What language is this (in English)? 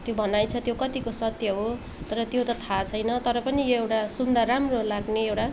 Nepali